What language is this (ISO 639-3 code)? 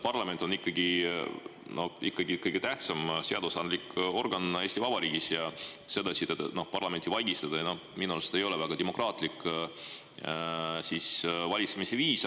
est